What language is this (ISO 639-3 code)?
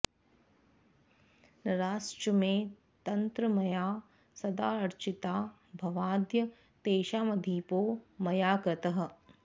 san